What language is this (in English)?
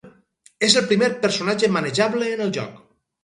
Catalan